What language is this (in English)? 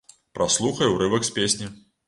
Belarusian